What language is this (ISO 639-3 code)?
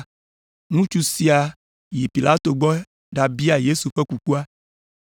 ewe